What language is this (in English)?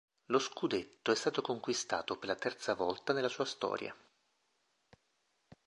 Italian